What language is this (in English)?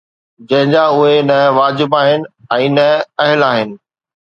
Sindhi